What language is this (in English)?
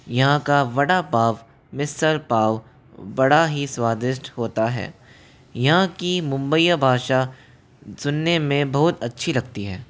Hindi